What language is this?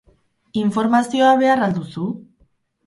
Basque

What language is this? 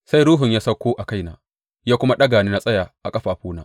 Hausa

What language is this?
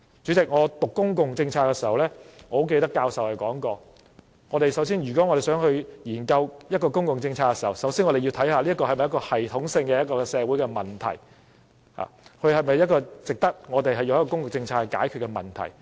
Cantonese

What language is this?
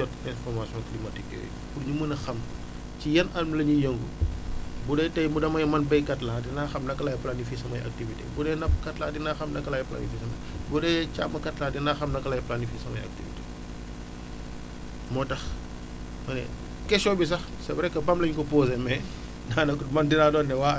Wolof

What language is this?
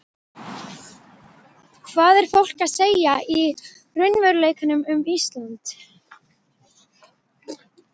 Icelandic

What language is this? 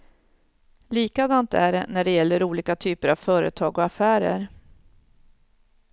Swedish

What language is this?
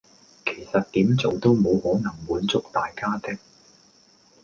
Cantonese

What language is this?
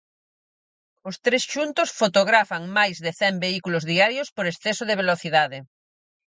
Galician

